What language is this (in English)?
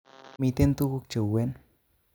Kalenjin